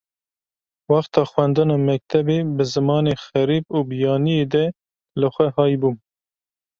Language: Kurdish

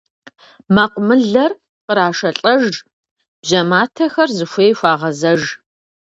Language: Kabardian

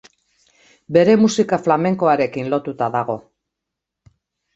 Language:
Basque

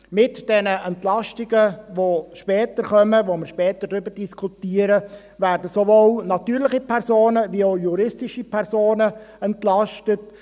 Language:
Swiss German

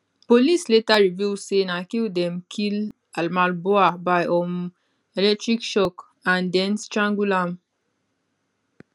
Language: Nigerian Pidgin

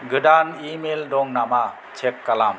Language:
Bodo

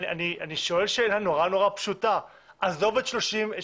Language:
Hebrew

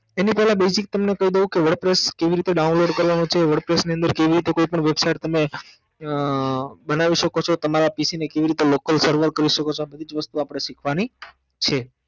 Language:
Gujarati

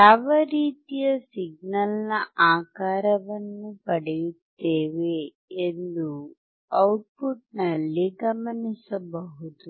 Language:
Kannada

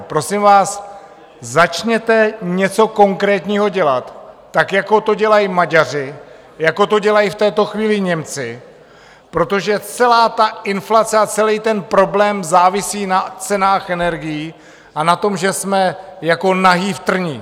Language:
Czech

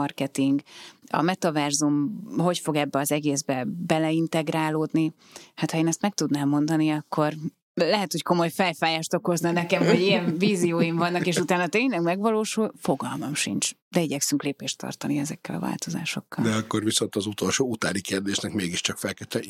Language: Hungarian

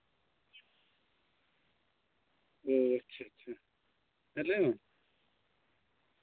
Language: Santali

